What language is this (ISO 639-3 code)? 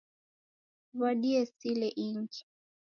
dav